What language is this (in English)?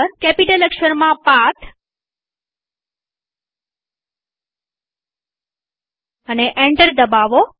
Gujarati